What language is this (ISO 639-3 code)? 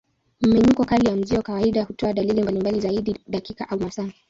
swa